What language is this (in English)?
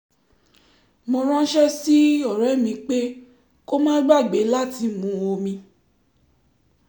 Yoruba